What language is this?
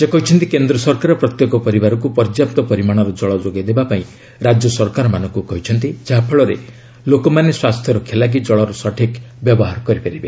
Odia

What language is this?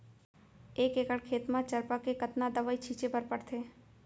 Chhattisgarhi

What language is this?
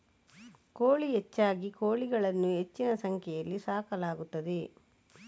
Kannada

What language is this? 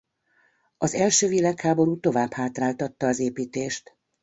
Hungarian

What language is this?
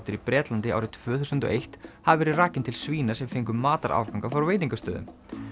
Icelandic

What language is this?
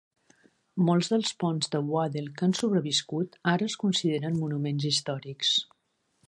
Catalan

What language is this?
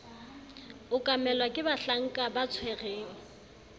Southern Sotho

